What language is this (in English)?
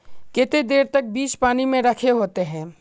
Magahi